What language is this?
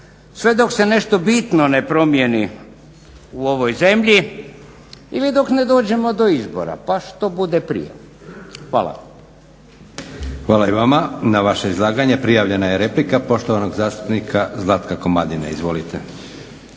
Croatian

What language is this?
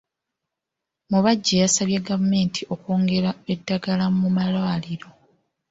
Ganda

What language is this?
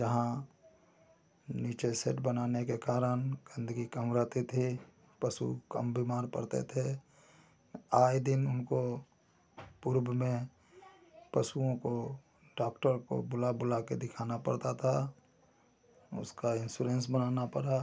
Hindi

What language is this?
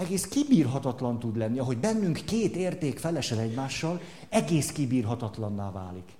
Hungarian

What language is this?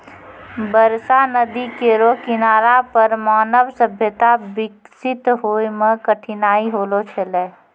Maithili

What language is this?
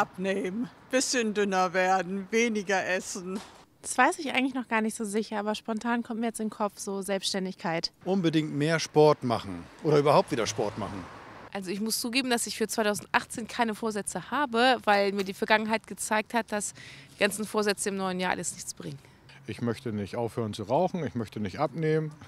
German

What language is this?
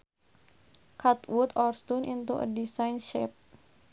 Sundanese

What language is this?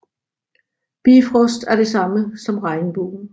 Danish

